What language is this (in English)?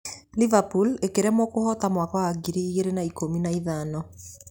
Kikuyu